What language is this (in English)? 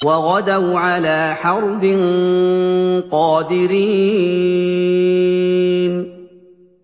Arabic